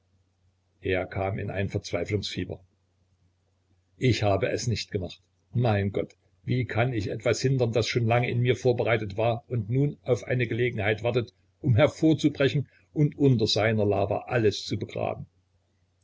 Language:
German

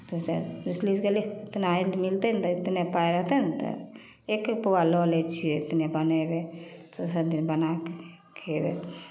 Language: Maithili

